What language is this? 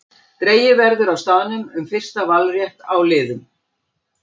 Icelandic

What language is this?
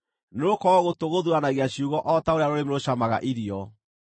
Kikuyu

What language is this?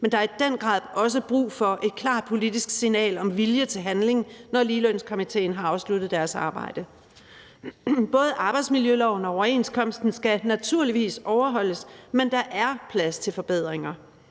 Danish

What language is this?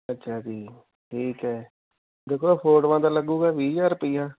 Punjabi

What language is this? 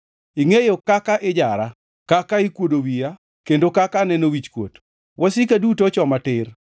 Luo (Kenya and Tanzania)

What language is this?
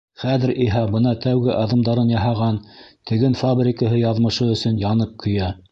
Bashkir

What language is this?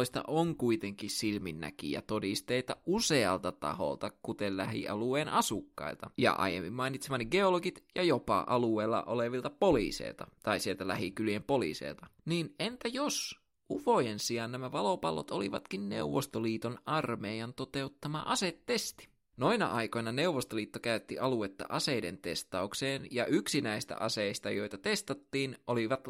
Finnish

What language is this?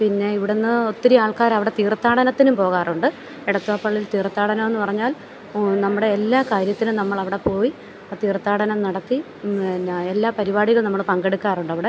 Malayalam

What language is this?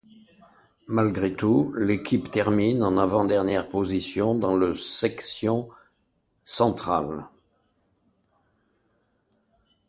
French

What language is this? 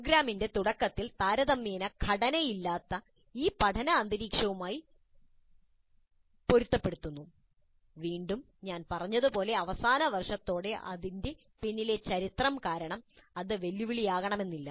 Malayalam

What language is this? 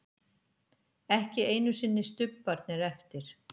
Icelandic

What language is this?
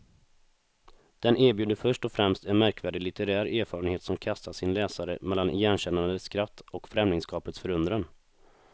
Swedish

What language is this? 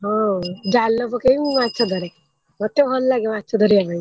Odia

